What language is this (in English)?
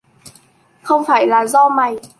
Vietnamese